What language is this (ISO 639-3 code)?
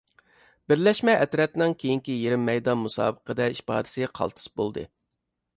uig